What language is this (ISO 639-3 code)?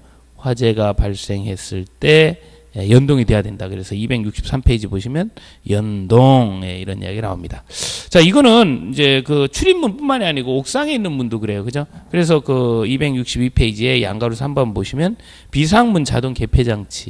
kor